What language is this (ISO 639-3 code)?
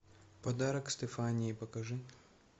rus